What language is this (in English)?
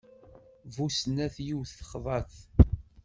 Kabyle